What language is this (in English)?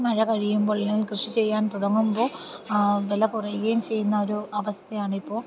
Malayalam